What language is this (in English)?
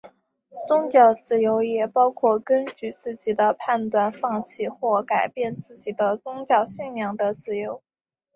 Chinese